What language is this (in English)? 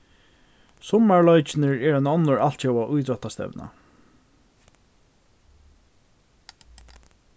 Faroese